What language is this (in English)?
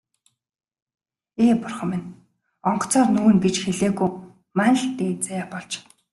Mongolian